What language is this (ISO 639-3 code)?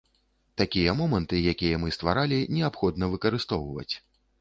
bel